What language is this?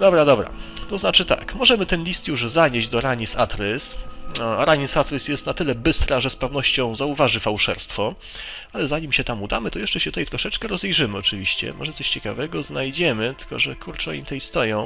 Polish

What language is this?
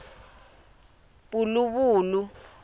Tsonga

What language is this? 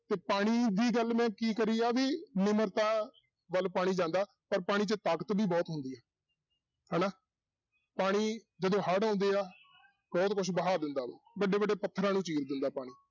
Punjabi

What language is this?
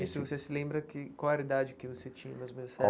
Portuguese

